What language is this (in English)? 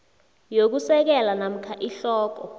South Ndebele